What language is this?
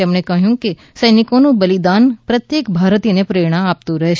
Gujarati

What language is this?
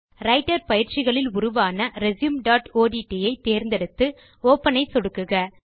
Tamil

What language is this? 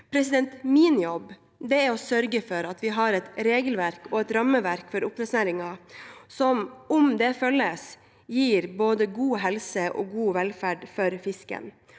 Norwegian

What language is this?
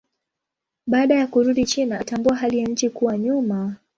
Swahili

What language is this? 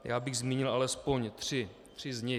Czech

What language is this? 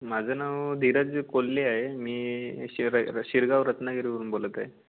Marathi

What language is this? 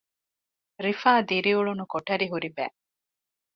Divehi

